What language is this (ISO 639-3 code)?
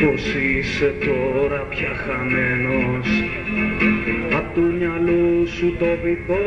ell